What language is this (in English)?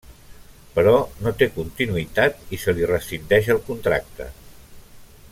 Catalan